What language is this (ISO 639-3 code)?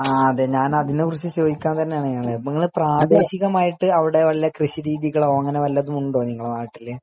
mal